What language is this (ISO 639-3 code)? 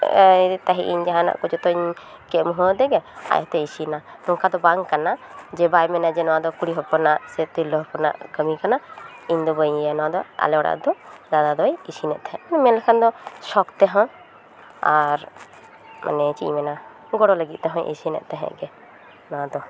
sat